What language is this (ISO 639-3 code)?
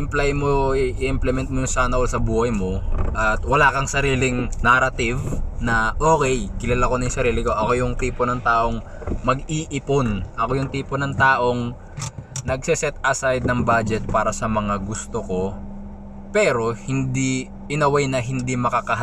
fil